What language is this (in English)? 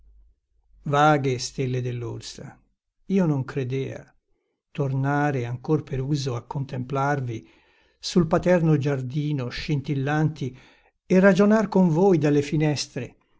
Italian